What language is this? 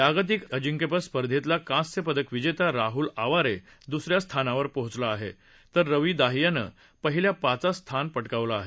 Marathi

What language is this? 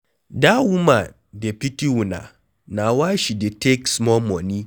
Nigerian Pidgin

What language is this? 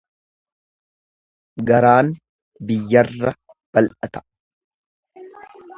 Oromo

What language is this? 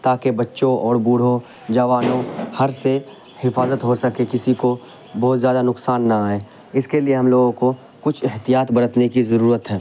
Urdu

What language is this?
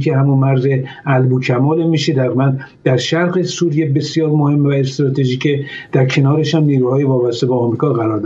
Persian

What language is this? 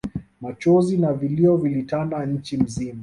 Swahili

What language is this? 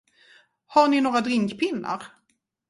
Swedish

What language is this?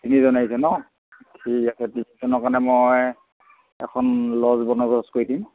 Assamese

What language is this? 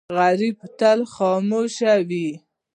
Pashto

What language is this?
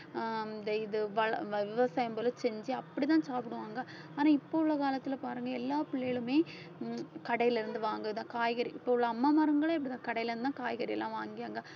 Tamil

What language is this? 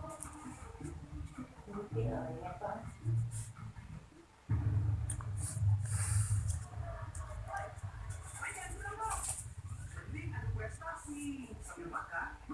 Indonesian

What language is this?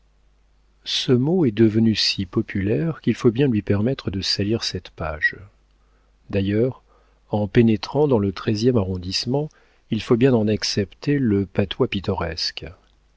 French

